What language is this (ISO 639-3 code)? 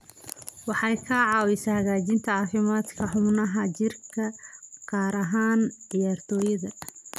som